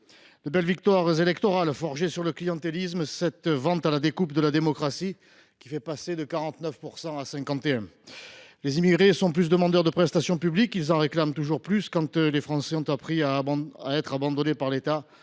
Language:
French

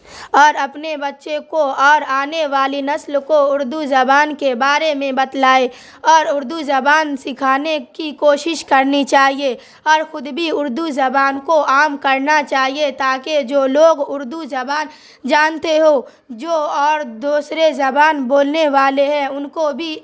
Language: Urdu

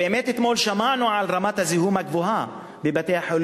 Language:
Hebrew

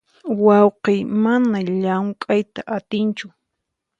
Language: Puno Quechua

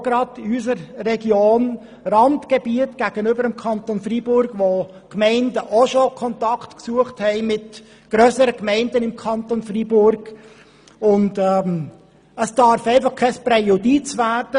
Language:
Swiss German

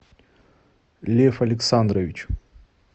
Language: Russian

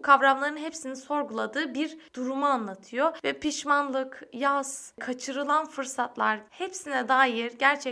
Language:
Turkish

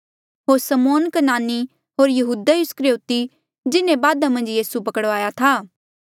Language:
Mandeali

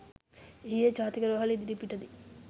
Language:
Sinhala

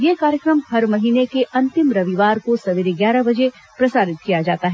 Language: Hindi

